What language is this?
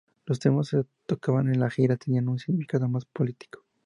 Spanish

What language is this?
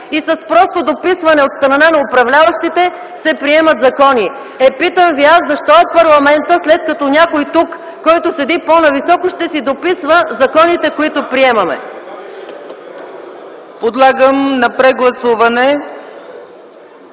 Bulgarian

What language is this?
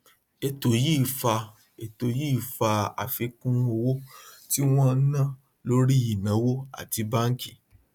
Yoruba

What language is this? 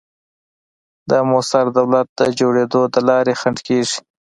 Pashto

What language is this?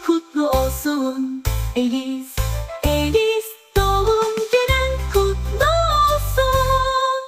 Turkish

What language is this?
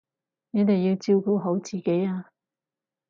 Cantonese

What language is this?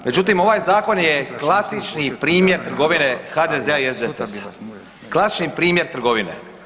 Croatian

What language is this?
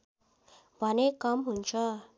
Nepali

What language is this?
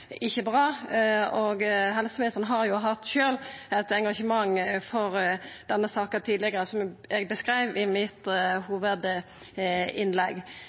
Norwegian Nynorsk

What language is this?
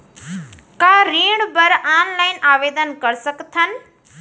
Chhattisgarhi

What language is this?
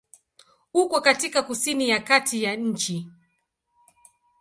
Swahili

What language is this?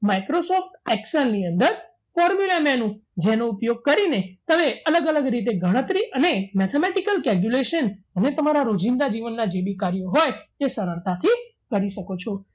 Gujarati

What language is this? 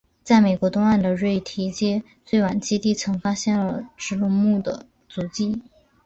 Chinese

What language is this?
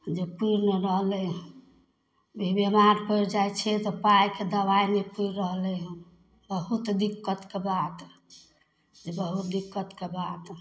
Maithili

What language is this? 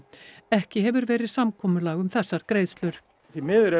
Icelandic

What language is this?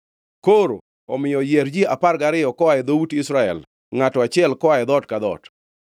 Luo (Kenya and Tanzania)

